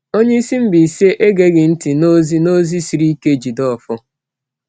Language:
Igbo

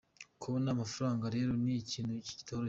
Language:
Kinyarwanda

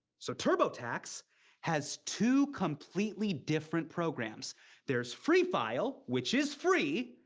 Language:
English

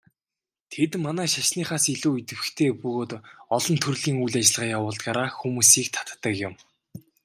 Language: Mongolian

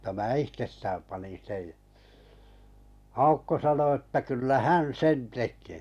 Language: Finnish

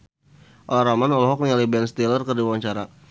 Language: Sundanese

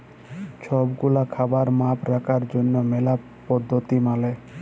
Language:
Bangla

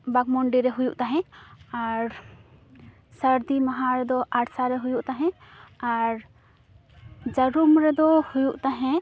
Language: Santali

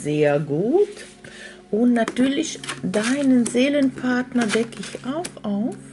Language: German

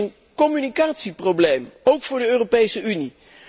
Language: Dutch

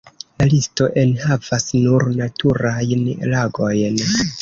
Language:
Esperanto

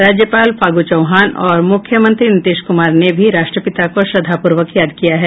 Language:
Hindi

